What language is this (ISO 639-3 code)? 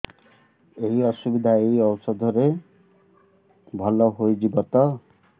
ori